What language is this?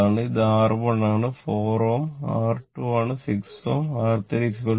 Malayalam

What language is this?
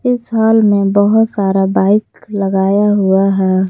Hindi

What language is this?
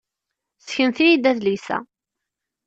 Kabyle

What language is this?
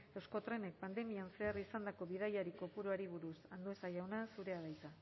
Basque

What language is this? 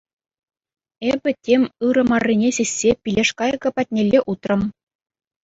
Chuvash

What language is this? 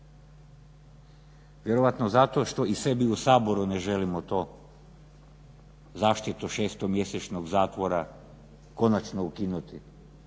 Croatian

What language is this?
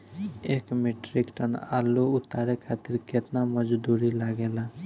Bhojpuri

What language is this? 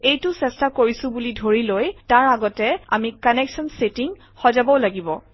Assamese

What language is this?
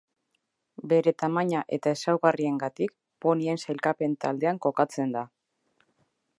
Basque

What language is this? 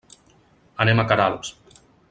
Catalan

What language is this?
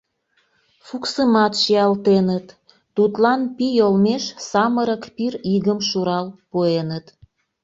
Mari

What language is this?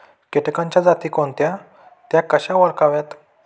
Marathi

